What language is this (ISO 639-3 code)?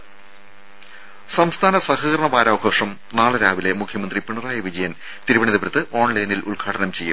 mal